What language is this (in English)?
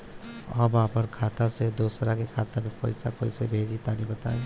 Bhojpuri